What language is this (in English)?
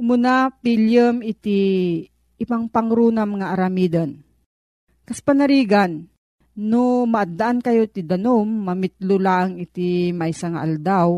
Filipino